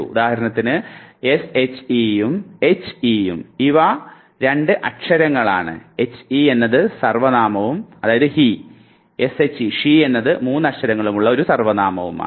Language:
Malayalam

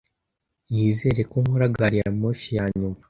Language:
Kinyarwanda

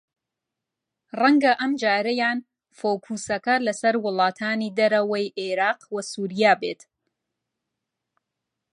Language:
Central Kurdish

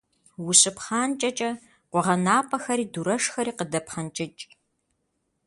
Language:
Kabardian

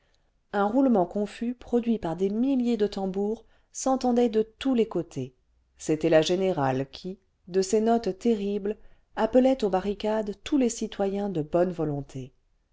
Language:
French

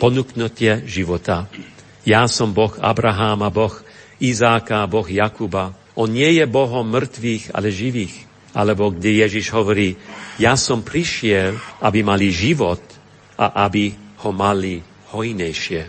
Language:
Slovak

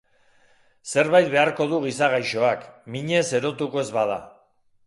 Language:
Basque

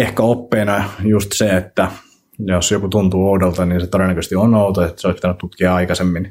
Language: Finnish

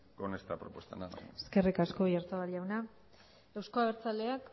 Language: Basque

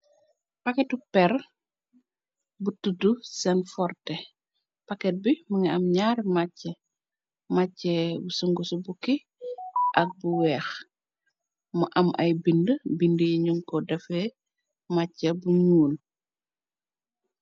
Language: Wolof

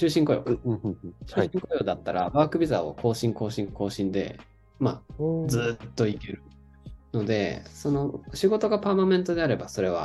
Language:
Japanese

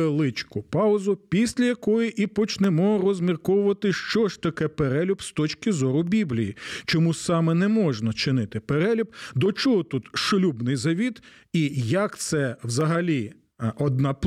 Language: Ukrainian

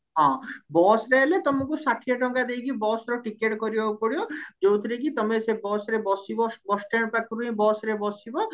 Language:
Odia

